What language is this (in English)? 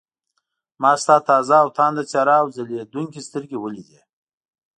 Pashto